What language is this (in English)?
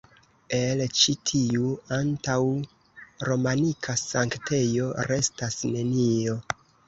Esperanto